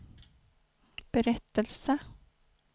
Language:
Swedish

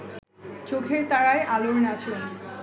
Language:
Bangla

